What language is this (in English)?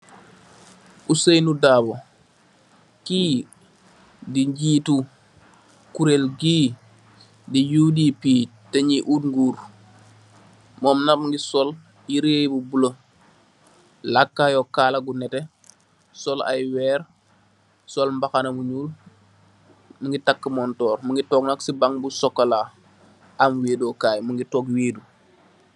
Wolof